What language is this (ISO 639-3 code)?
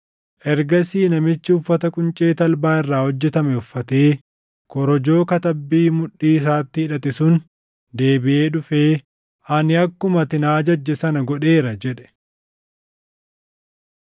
orm